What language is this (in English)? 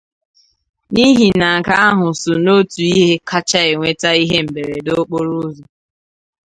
Igbo